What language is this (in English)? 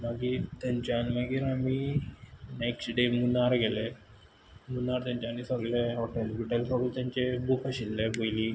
Konkani